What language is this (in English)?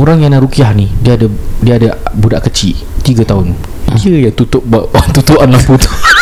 Malay